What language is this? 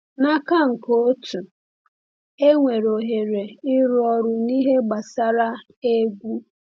Igbo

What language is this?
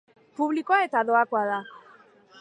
Basque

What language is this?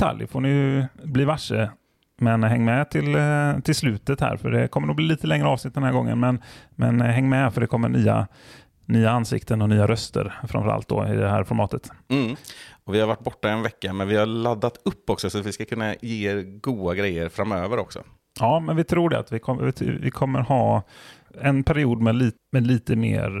Swedish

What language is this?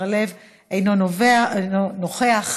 Hebrew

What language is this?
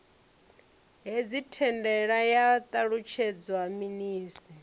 Venda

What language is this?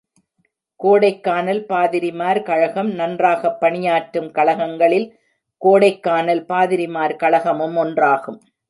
Tamil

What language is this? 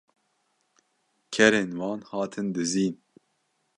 Kurdish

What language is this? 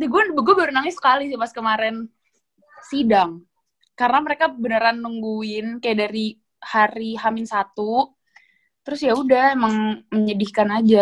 Indonesian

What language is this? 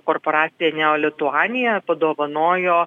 Lithuanian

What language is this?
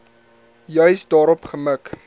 Afrikaans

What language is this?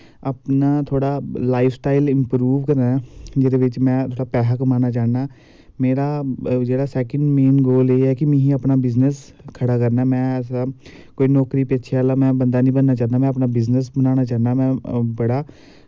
Dogri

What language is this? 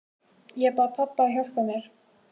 Icelandic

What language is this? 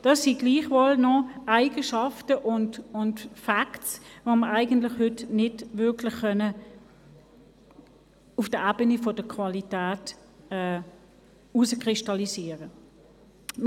Swiss German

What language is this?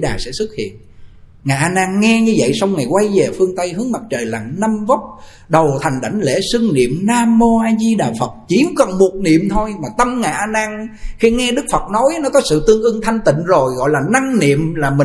Vietnamese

